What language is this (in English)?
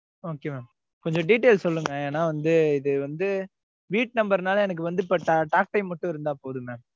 Tamil